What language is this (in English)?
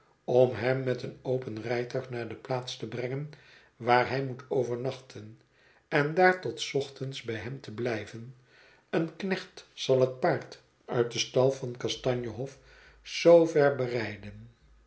Dutch